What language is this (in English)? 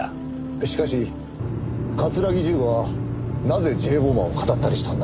Japanese